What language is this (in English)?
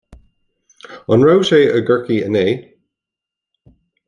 Irish